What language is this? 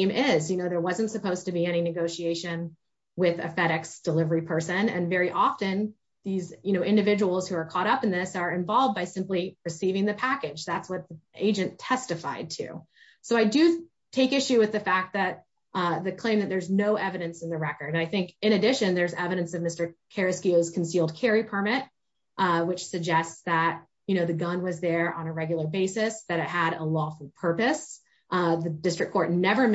English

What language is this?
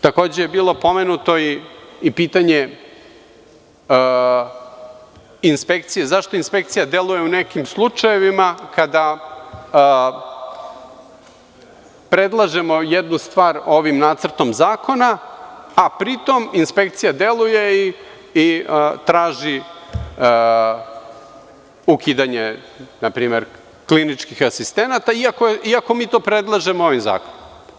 Serbian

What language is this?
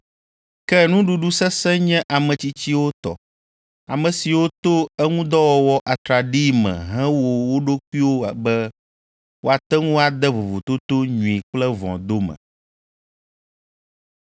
Ewe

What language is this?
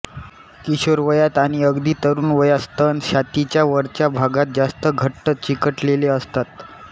Marathi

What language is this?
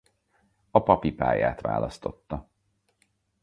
Hungarian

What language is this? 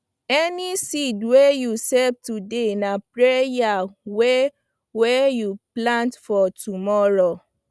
Nigerian Pidgin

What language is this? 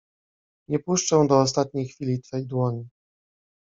Polish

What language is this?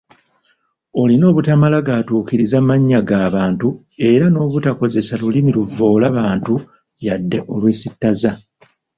Ganda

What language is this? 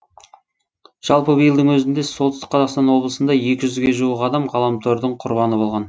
Kazakh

